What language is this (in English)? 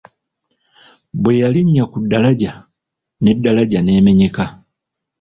Ganda